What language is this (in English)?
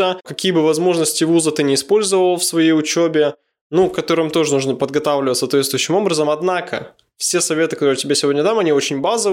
Russian